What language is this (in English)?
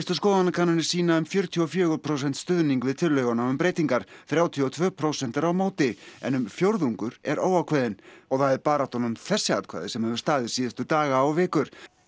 Icelandic